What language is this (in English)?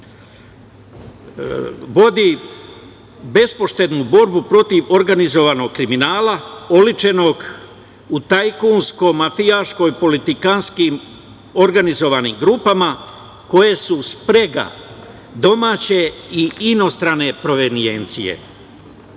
Serbian